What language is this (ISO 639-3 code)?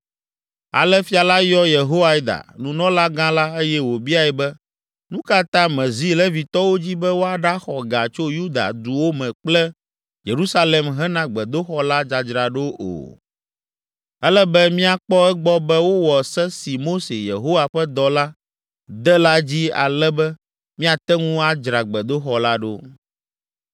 ewe